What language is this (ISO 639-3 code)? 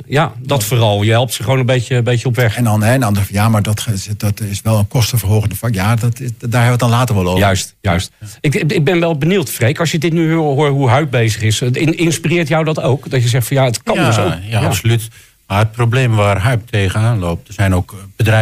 nld